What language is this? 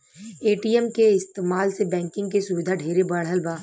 Bhojpuri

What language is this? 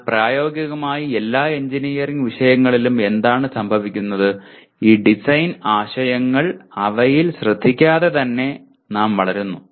Malayalam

